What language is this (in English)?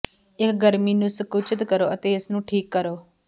Punjabi